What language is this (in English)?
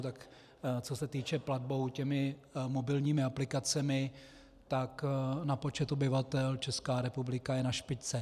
Czech